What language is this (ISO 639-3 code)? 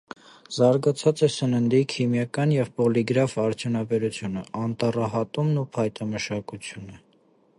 hye